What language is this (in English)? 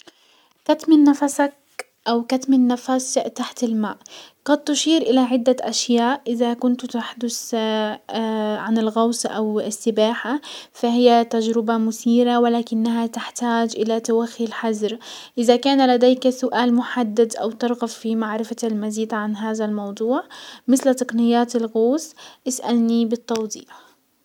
Hijazi Arabic